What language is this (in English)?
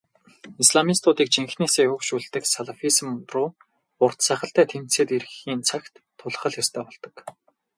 Mongolian